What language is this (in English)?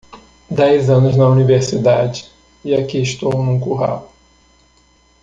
Portuguese